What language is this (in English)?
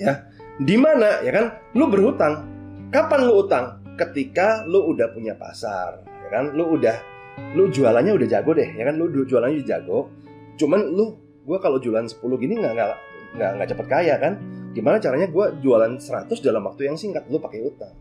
Indonesian